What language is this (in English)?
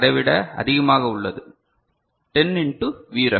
Tamil